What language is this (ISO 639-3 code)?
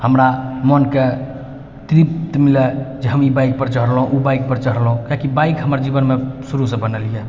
mai